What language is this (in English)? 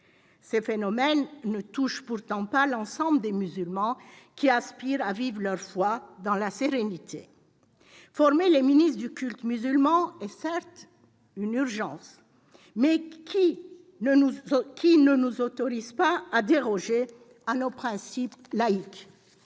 French